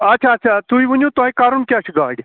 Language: Kashmiri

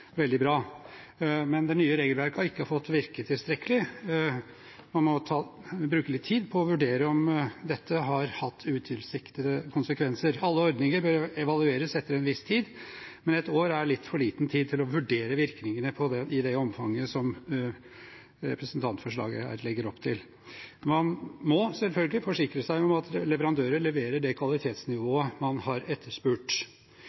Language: Norwegian Bokmål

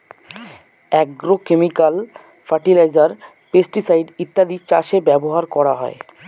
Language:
Bangla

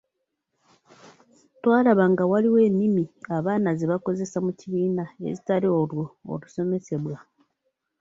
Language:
Ganda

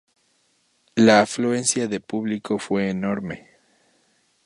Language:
Spanish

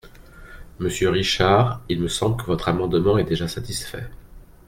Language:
French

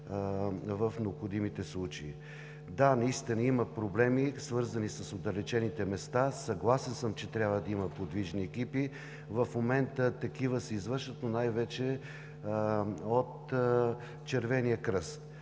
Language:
Bulgarian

